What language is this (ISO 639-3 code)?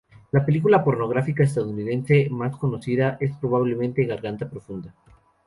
spa